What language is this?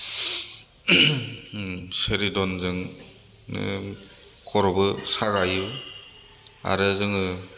Bodo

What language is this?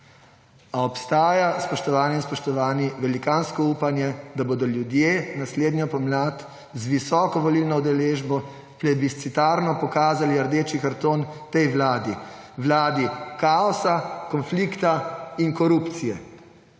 Slovenian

